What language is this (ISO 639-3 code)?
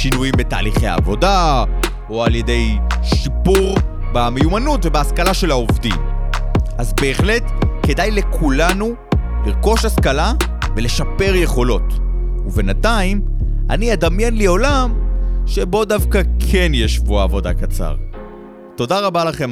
heb